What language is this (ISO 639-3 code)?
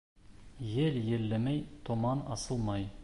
bak